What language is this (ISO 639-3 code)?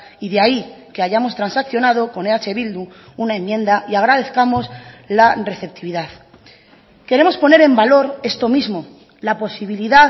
spa